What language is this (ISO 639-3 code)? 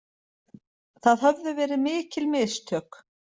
isl